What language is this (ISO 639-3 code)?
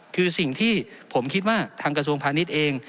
tha